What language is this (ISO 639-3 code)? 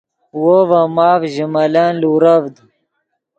ydg